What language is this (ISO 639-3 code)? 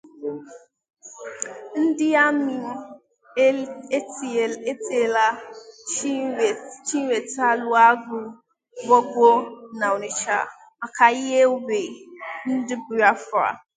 ibo